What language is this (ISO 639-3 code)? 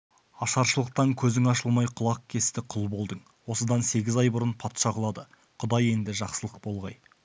kaz